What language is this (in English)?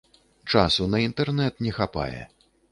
Belarusian